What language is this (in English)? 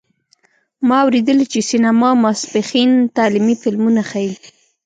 Pashto